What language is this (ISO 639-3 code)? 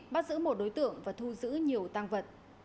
vie